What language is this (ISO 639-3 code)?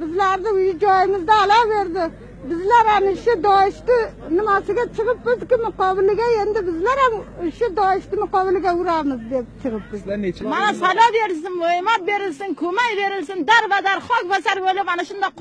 tur